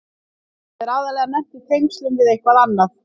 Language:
Icelandic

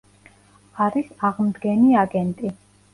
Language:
Georgian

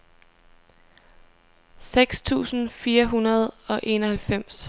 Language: Danish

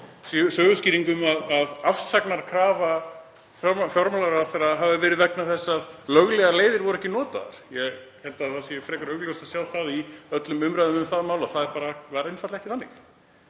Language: Icelandic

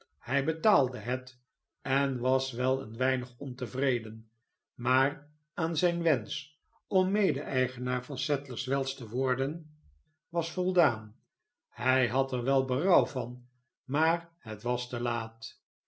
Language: Dutch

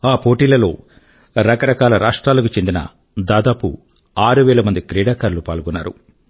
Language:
Telugu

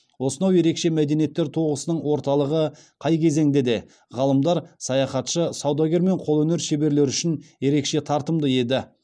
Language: Kazakh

